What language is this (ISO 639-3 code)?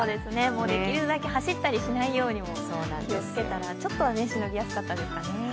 jpn